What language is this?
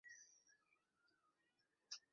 Chinese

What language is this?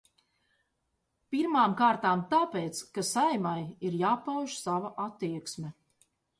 Latvian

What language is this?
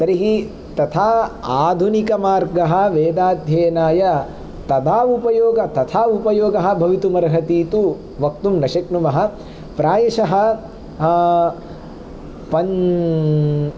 Sanskrit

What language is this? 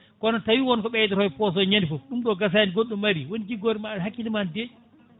Fula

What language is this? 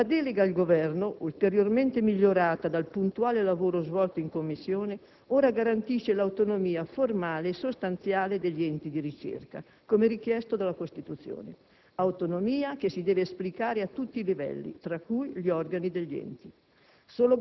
Italian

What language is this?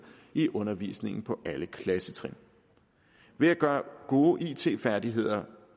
Danish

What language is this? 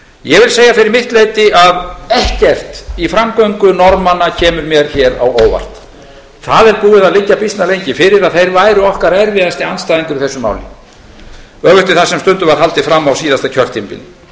Icelandic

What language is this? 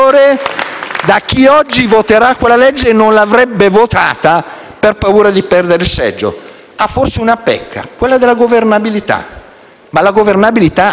Italian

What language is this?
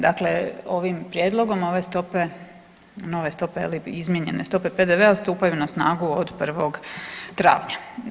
Croatian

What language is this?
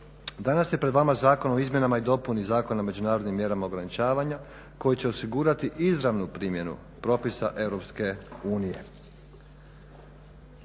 Croatian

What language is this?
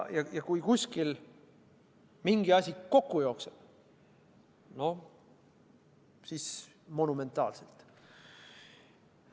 Estonian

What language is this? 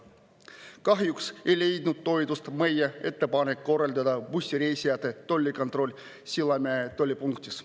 Estonian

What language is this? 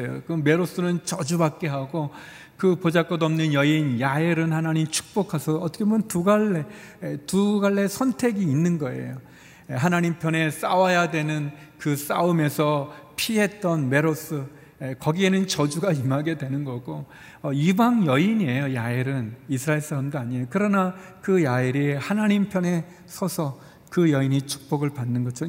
Korean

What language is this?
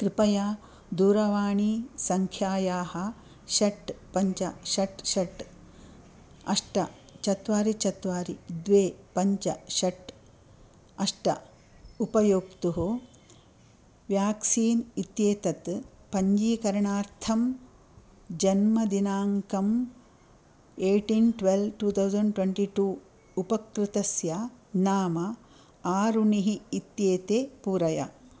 Sanskrit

